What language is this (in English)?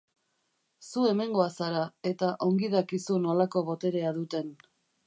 Basque